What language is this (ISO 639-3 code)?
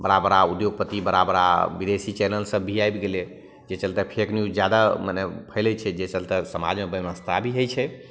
mai